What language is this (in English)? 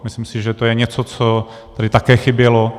Czech